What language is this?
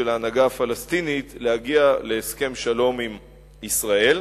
Hebrew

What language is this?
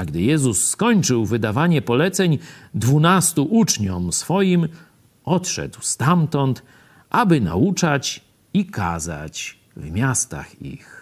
Polish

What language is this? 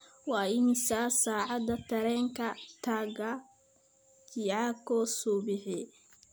Somali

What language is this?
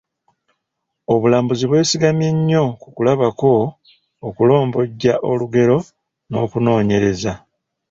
Ganda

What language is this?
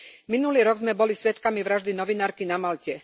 Slovak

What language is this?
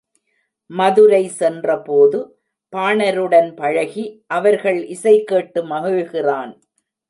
Tamil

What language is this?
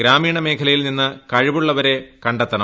Malayalam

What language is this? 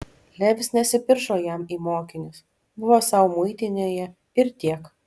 Lithuanian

